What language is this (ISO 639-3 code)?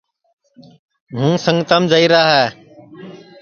ssi